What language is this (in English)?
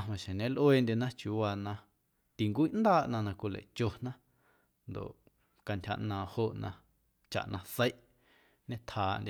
Guerrero Amuzgo